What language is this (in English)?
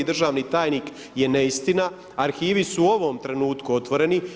Croatian